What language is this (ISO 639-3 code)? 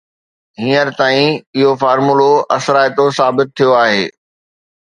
snd